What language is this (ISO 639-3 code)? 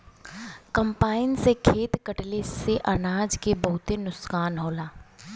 bho